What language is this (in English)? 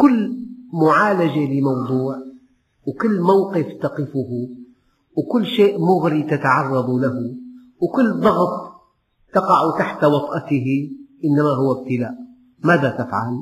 Arabic